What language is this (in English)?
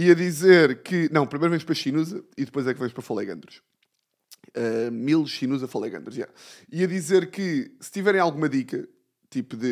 Portuguese